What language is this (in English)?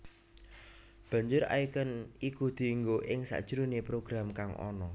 Javanese